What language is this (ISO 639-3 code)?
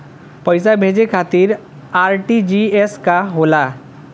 bho